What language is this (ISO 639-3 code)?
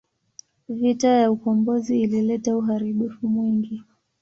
swa